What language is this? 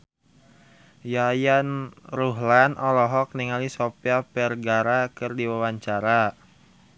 Sundanese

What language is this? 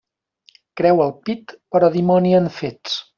Catalan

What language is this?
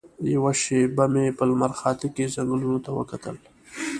Pashto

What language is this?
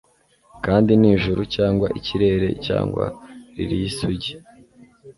Kinyarwanda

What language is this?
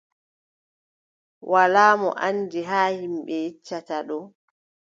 Adamawa Fulfulde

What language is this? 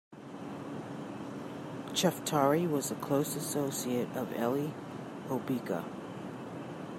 English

